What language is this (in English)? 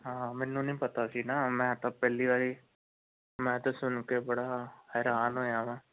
Punjabi